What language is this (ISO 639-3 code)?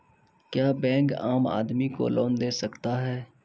mai